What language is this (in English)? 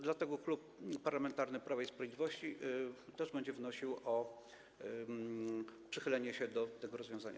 Polish